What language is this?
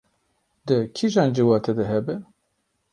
Kurdish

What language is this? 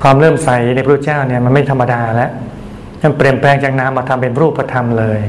Thai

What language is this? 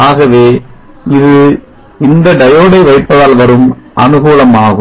Tamil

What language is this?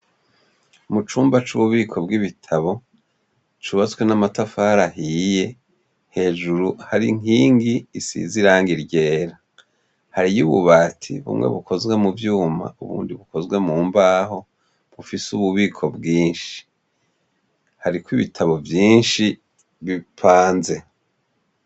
Rundi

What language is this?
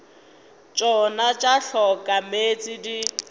Northern Sotho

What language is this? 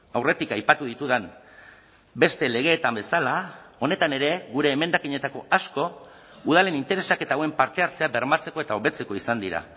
Basque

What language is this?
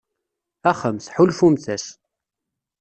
Kabyle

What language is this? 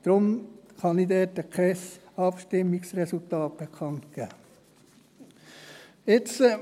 Swiss German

